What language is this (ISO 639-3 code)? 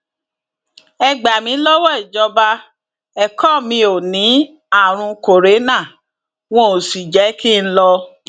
yor